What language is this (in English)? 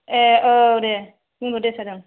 Bodo